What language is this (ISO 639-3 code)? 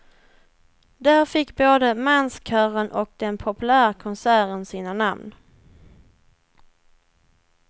swe